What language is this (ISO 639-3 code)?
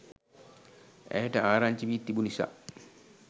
sin